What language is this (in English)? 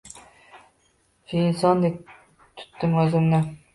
Uzbek